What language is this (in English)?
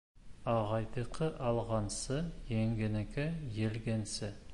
Bashkir